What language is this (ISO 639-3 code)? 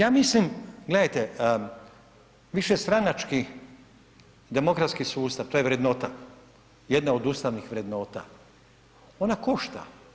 hrv